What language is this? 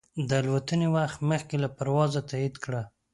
Pashto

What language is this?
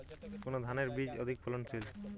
Bangla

